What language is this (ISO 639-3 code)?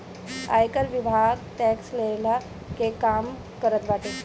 bho